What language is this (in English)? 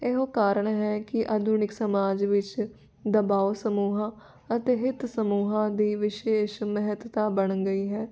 Punjabi